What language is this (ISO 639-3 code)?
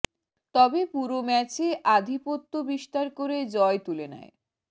ben